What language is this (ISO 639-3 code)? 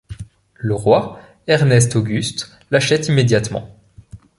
fra